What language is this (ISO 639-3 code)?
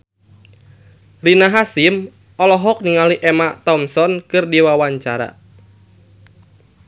sun